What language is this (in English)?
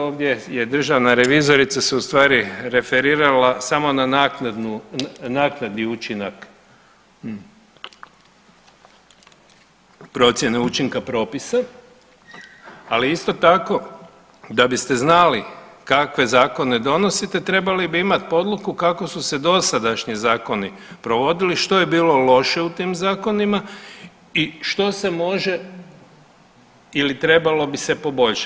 Croatian